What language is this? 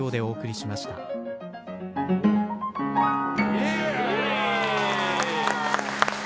Japanese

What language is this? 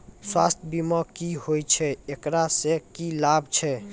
Maithili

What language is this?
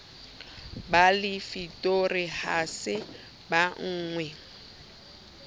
Southern Sotho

